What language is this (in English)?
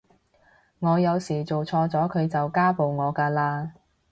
Cantonese